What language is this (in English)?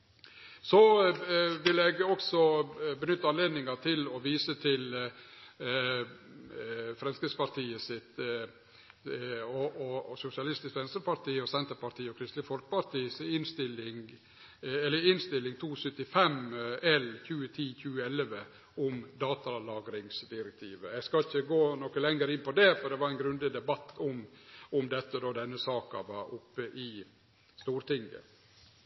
Norwegian Nynorsk